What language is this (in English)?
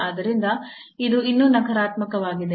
Kannada